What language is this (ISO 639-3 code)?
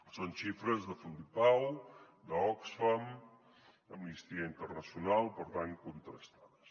cat